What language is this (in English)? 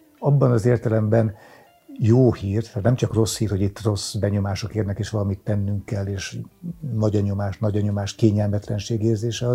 Hungarian